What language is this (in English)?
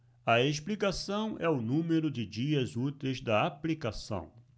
Portuguese